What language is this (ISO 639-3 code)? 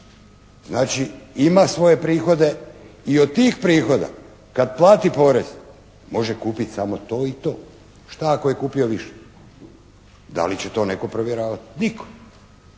hrv